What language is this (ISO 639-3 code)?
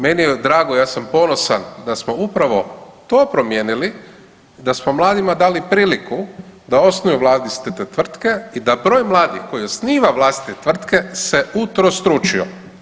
hrv